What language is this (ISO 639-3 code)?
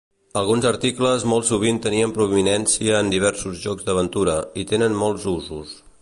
cat